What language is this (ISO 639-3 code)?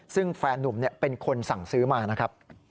tha